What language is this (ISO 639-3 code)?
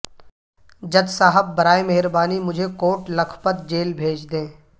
urd